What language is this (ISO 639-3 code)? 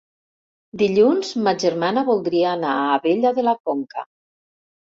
cat